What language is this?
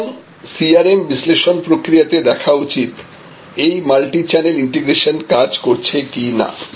Bangla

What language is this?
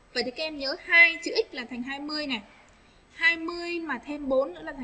Vietnamese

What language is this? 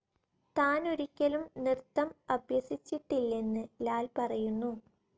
Malayalam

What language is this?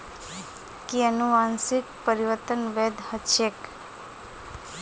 Magahi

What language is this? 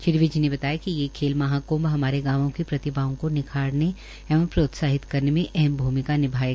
Hindi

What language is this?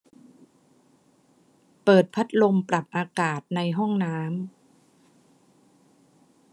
Thai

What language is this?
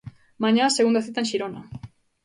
Galician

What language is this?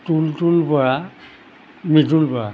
Assamese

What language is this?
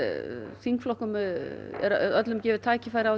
Icelandic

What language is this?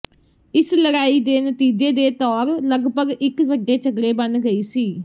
Punjabi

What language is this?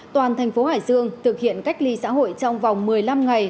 Vietnamese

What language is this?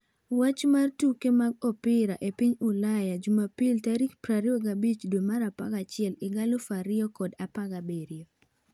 Luo (Kenya and Tanzania)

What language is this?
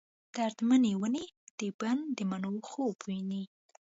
Pashto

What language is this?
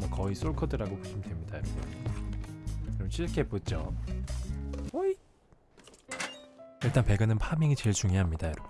Korean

